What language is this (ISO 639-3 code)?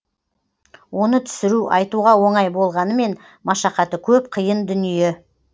kaz